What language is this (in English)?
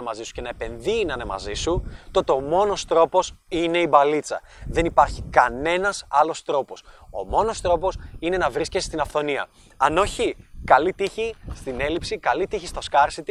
Greek